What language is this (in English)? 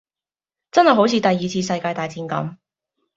Cantonese